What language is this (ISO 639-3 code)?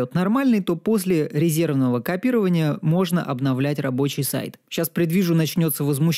rus